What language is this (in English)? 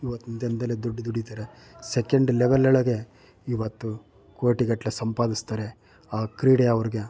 Kannada